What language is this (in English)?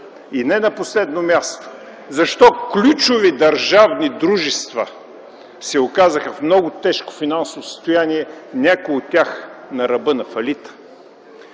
Bulgarian